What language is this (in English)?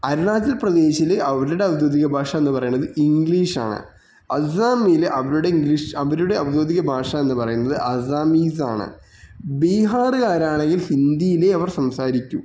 Malayalam